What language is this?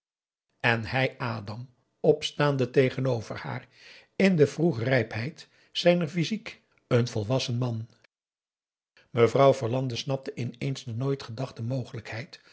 Dutch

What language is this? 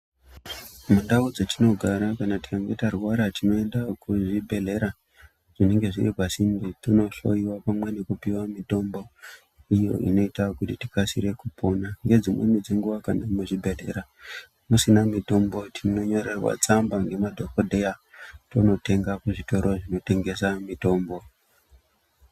Ndau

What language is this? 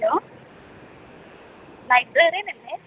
Malayalam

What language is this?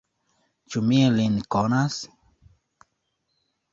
Esperanto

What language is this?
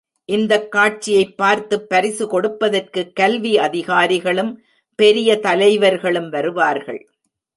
Tamil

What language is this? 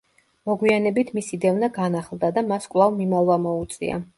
Georgian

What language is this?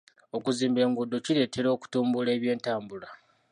Ganda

